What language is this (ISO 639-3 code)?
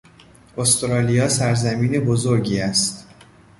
fas